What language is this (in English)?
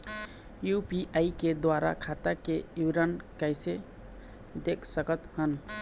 Chhattisgarhi